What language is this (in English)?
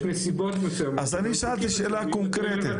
Hebrew